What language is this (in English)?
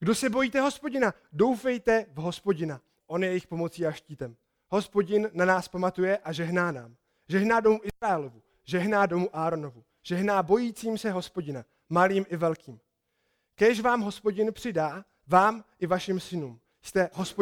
Czech